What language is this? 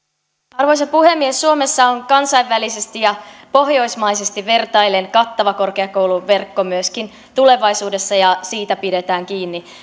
Finnish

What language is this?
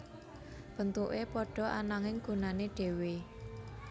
Javanese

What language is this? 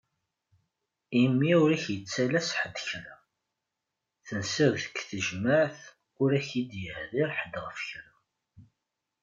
Kabyle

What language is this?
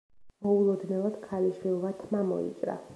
Georgian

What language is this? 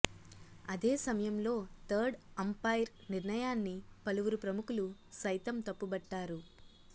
Telugu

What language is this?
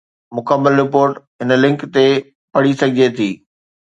Sindhi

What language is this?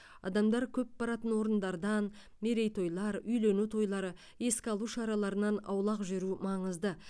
Kazakh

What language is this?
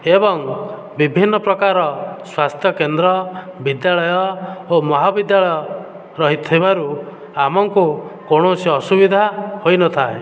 Odia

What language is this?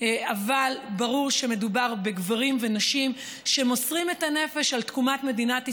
Hebrew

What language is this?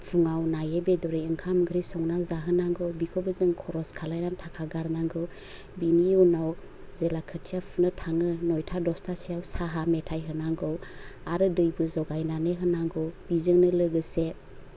Bodo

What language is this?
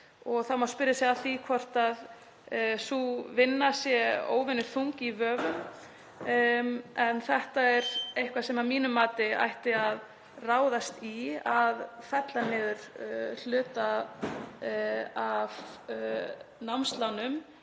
Icelandic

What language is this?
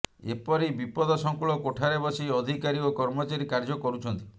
Odia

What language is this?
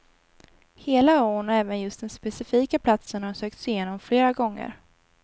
Swedish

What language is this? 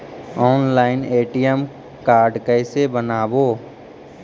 Magahi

